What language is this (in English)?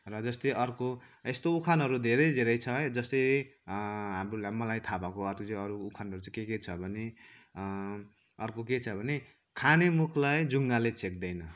Nepali